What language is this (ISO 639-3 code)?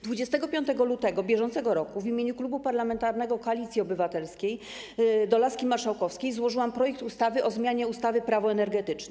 pol